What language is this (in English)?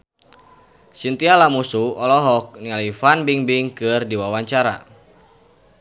Sundanese